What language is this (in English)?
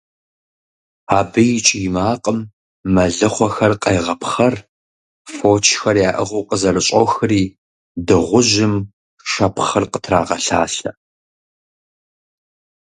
Kabardian